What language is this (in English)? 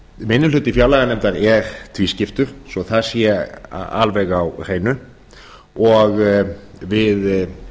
Icelandic